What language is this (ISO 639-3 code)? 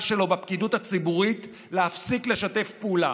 heb